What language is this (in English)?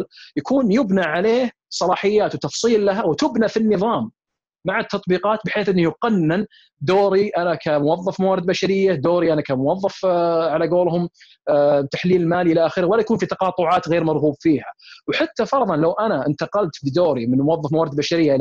Arabic